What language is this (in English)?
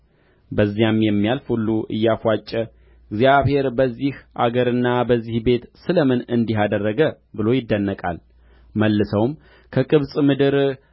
Amharic